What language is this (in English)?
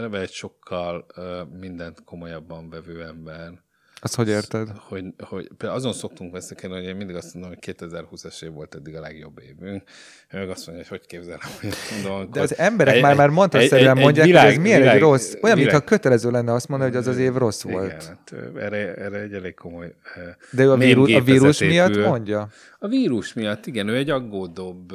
Hungarian